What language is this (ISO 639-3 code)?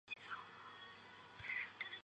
zho